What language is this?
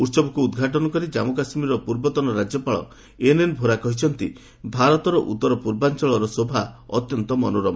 Odia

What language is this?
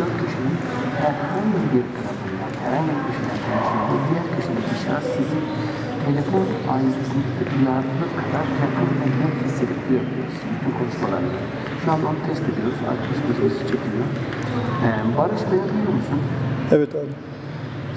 Turkish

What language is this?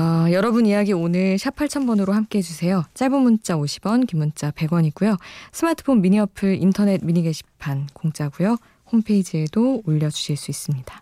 Korean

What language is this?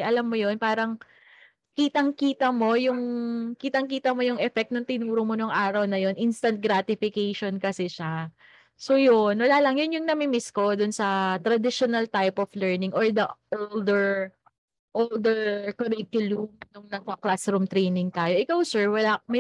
Filipino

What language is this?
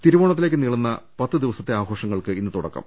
Malayalam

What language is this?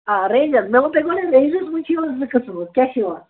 Kashmiri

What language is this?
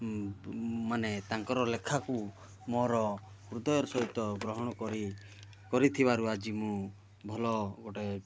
Odia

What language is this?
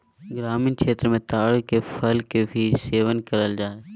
Magahi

